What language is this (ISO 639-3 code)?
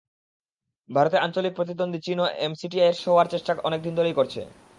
ben